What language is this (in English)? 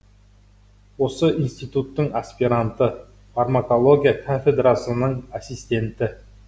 Kazakh